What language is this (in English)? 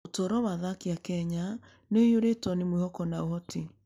Kikuyu